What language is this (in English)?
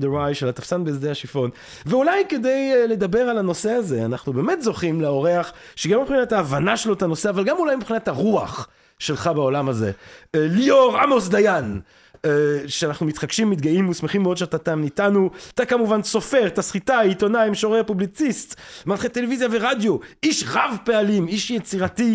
Hebrew